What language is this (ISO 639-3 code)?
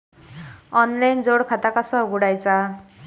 mar